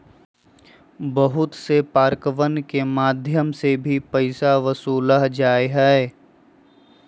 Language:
Magahi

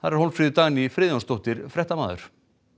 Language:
Icelandic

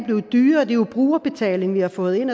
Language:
Danish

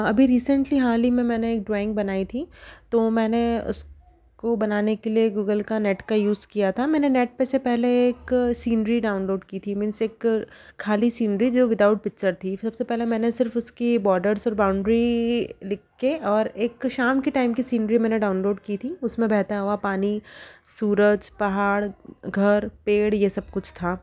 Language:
Hindi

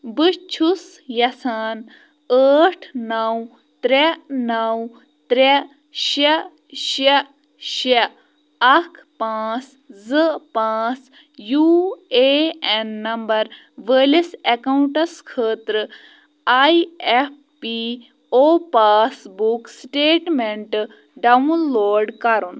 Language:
Kashmiri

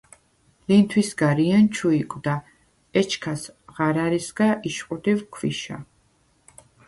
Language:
Svan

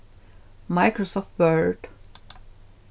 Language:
Faroese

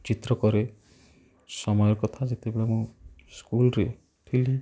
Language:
Odia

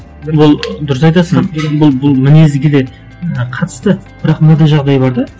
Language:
Kazakh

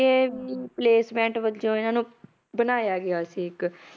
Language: Punjabi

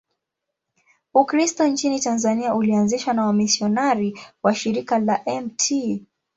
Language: Swahili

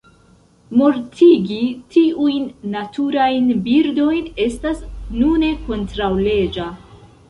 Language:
Esperanto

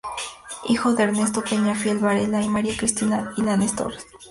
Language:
Spanish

